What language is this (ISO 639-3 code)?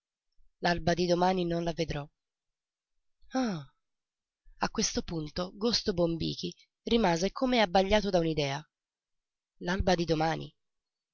ita